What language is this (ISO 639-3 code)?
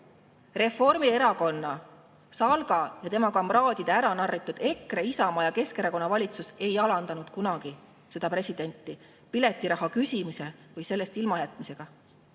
est